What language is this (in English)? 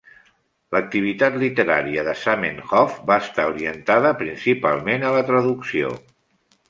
Catalan